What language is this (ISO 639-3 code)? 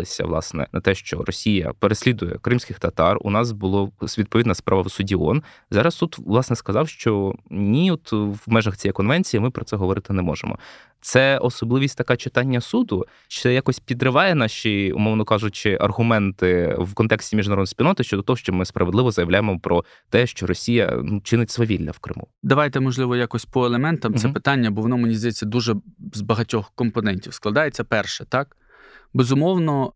ukr